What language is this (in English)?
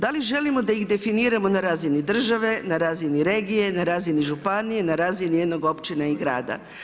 Croatian